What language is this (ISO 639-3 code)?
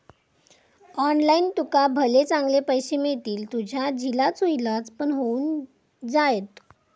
mar